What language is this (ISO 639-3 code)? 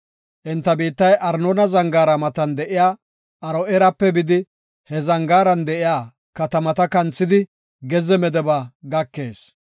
gof